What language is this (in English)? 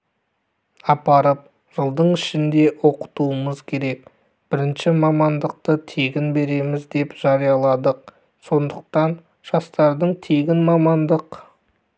Kazakh